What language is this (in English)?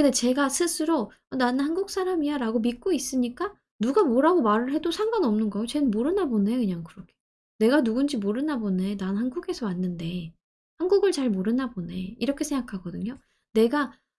Korean